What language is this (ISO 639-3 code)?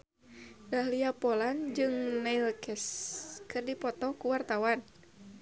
sun